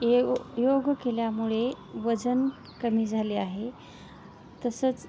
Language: Marathi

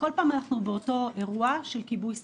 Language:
Hebrew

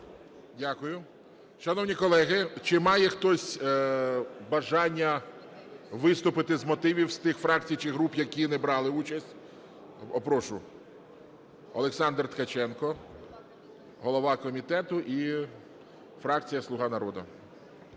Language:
Ukrainian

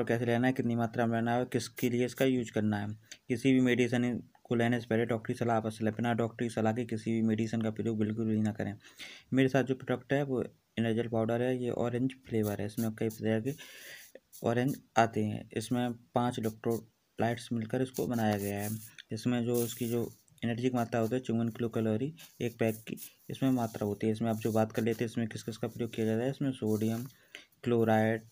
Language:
Hindi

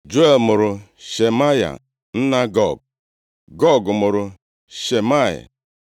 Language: Igbo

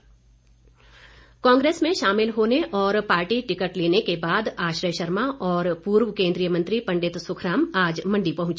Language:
Hindi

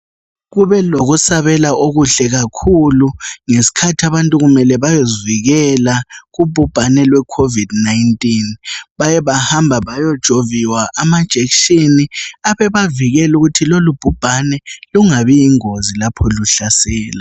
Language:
North Ndebele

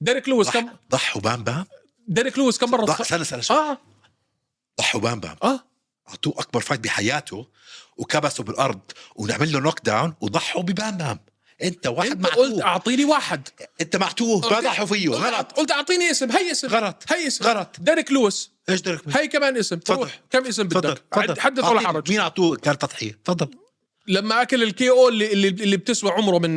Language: Arabic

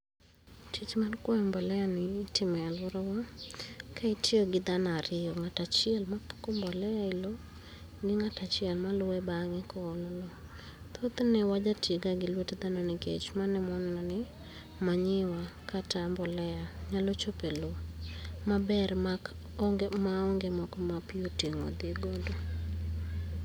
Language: Luo (Kenya and Tanzania)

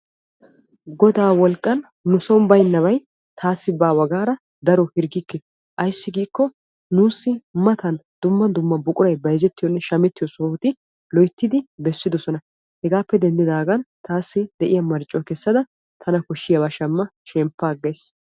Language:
Wolaytta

